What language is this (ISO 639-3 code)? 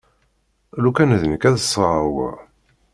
kab